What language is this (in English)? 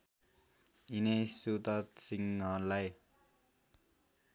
Nepali